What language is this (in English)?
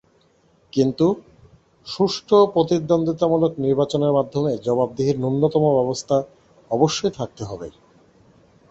Bangla